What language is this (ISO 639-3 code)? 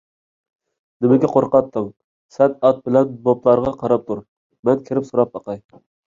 uig